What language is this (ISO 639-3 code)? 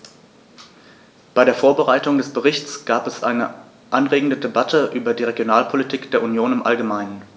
deu